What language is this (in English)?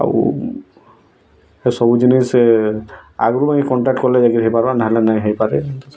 Odia